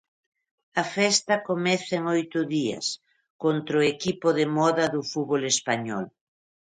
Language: Galician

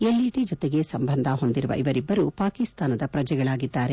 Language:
Kannada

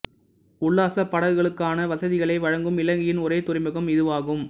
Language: Tamil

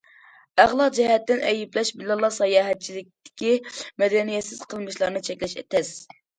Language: Uyghur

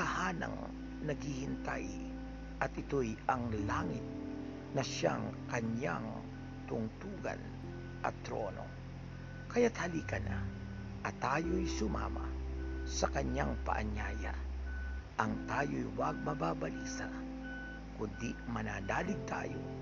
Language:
Filipino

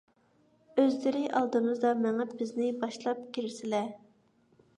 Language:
Uyghur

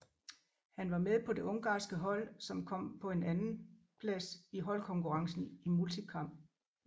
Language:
Danish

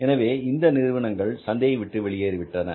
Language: Tamil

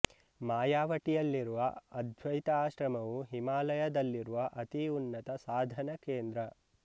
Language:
Kannada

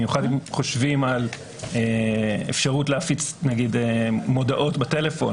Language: Hebrew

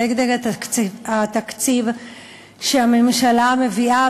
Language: Hebrew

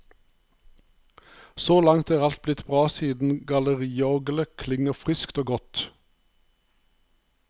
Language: Norwegian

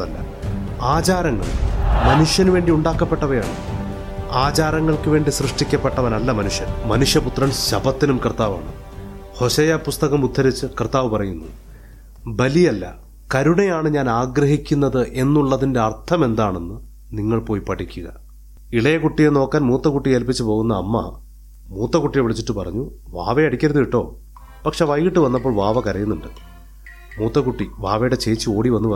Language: Malayalam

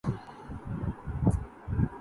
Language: Urdu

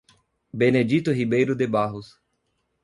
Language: Portuguese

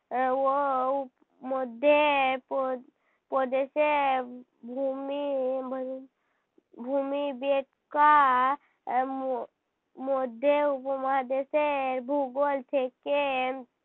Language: Bangla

